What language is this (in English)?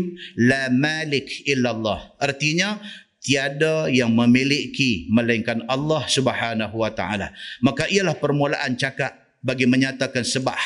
Malay